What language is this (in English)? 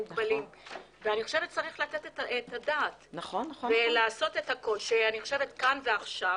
Hebrew